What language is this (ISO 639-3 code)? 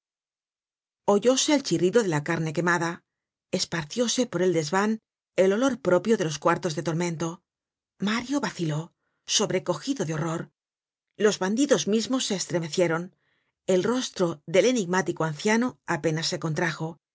spa